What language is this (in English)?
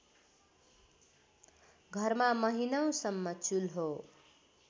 Nepali